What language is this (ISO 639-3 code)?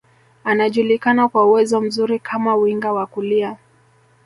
swa